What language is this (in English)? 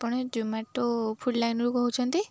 Odia